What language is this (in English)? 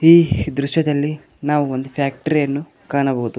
Kannada